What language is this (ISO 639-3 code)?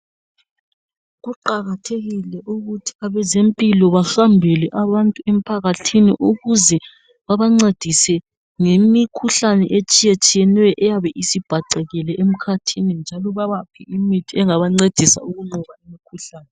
nde